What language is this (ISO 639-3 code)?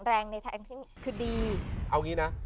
tha